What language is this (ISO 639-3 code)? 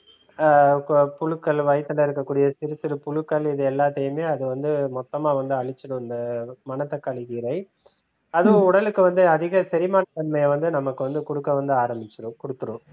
tam